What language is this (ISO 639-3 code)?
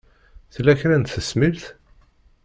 kab